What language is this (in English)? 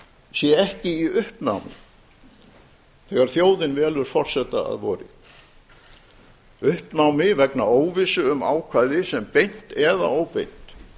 Icelandic